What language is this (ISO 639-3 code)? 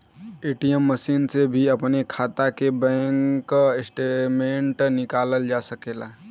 bho